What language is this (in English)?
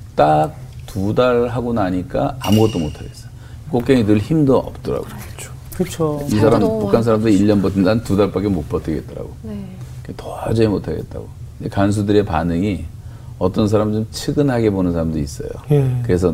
Korean